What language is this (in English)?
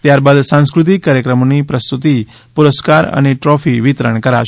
Gujarati